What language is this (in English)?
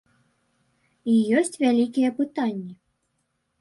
Belarusian